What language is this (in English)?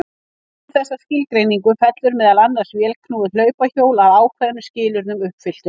Icelandic